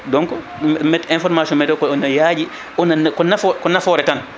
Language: Fula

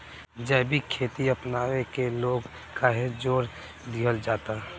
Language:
Bhojpuri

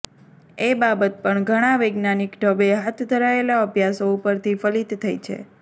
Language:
Gujarati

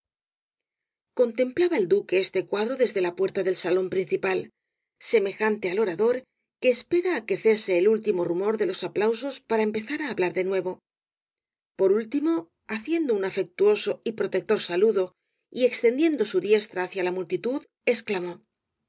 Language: Spanish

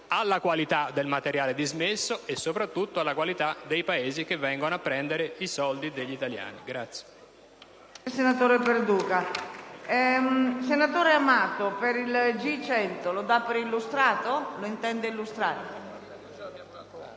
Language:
Italian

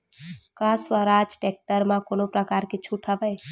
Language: Chhattisgarhi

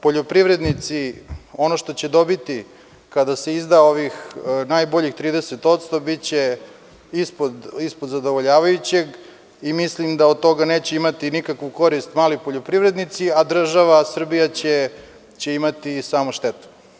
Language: Serbian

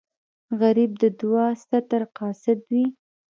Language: Pashto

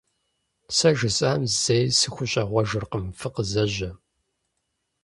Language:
Kabardian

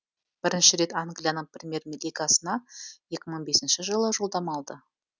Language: Kazakh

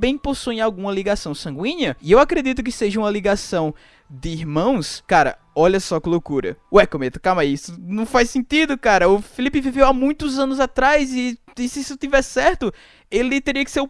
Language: Portuguese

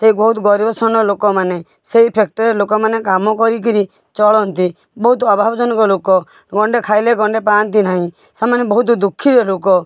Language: Odia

